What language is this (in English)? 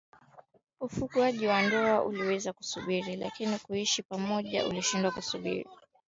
Swahili